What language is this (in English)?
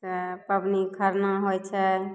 Maithili